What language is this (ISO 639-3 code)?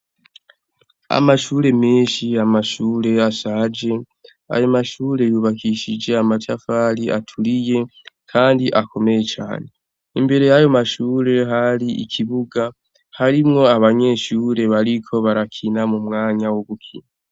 run